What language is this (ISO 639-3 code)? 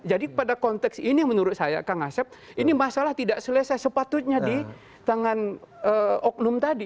ind